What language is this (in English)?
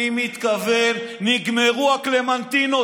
Hebrew